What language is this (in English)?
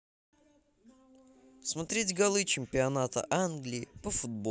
Russian